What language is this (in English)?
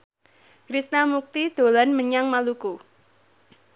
Javanese